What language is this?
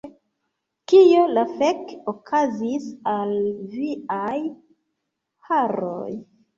Esperanto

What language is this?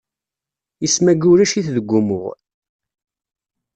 Kabyle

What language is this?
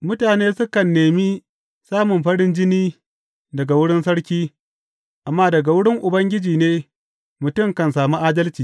Hausa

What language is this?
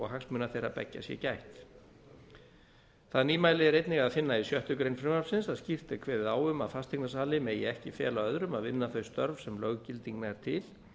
Icelandic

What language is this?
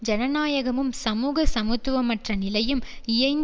Tamil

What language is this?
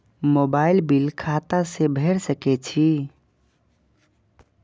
Maithili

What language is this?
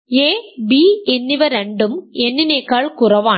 Malayalam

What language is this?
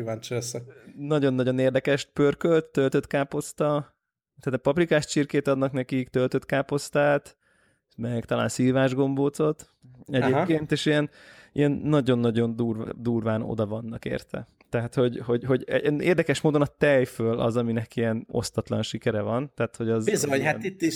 Hungarian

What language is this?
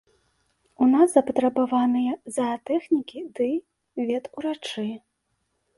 Belarusian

